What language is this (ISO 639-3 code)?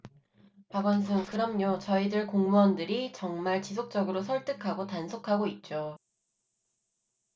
kor